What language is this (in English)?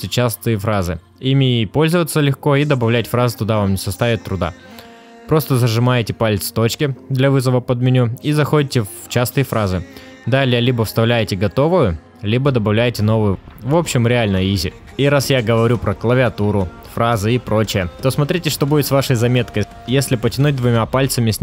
Russian